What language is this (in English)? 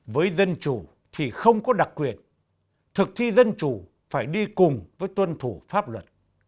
Vietnamese